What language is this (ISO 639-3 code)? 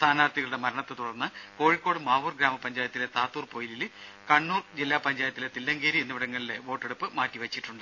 mal